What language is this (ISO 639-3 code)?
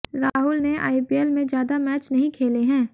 hin